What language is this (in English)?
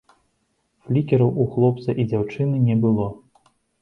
Belarusian